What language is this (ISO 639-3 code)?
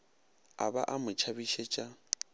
nso